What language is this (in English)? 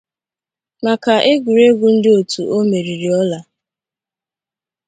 Igbo